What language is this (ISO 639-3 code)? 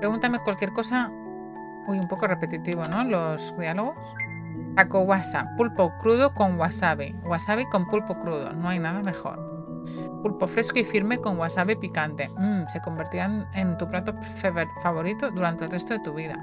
spa